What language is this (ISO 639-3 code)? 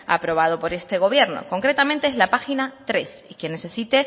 spa